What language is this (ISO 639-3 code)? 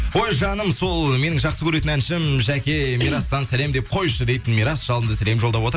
kaz